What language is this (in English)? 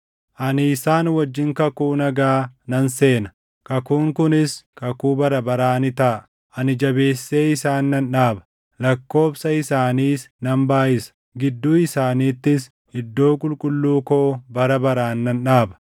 Oromo